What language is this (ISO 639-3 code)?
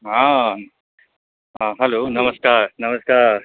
mai